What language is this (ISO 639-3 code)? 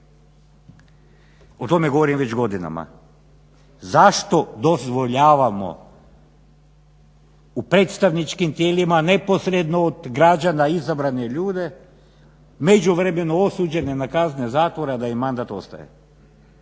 hrv